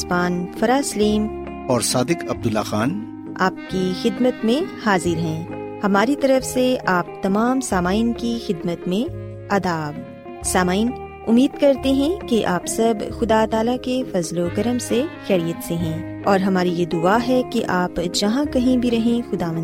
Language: Urdu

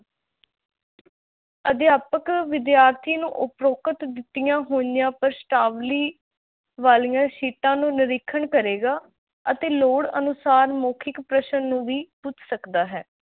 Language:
Punjabi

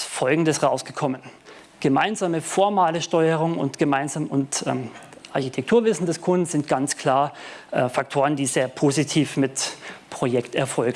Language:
German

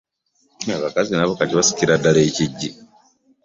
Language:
Ganda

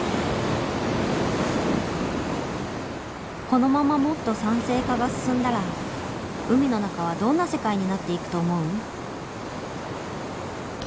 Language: Japanese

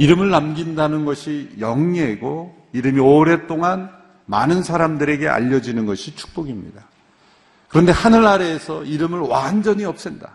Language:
Korean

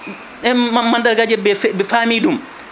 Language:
Fula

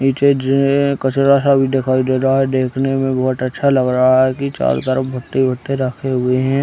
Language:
Hindi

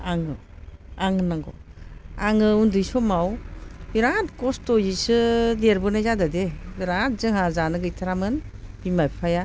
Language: Bodo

